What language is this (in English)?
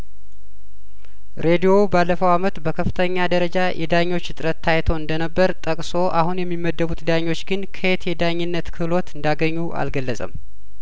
Amharic